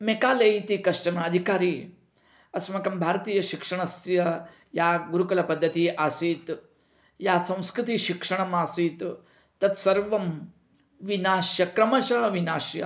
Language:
Sanskrit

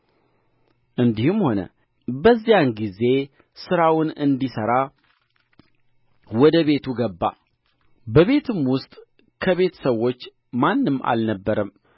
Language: Amharic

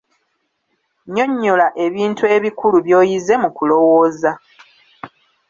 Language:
Ganda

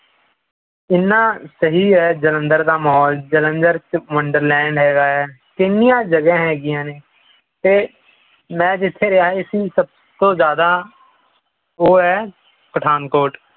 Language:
Punjabi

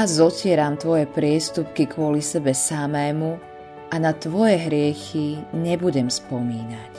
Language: Slovak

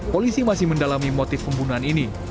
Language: Indonesian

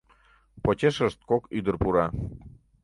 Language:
Mari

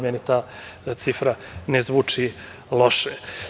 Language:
Serbian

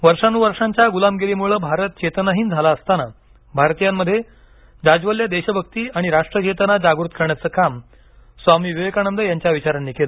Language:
Marathi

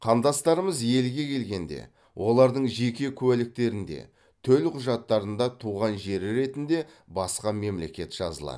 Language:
Kazakh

